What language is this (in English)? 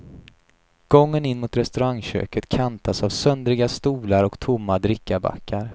Swedish